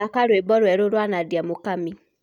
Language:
Kikuyu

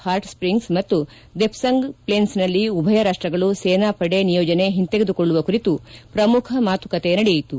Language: Kannada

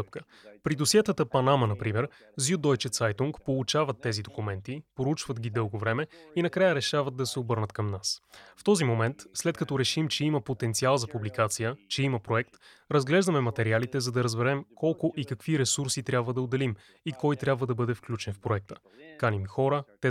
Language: Bulgarian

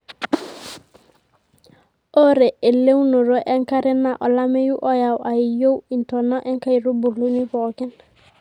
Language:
Masai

